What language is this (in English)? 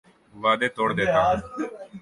Urdu